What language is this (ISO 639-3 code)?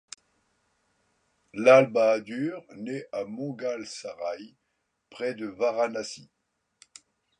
fra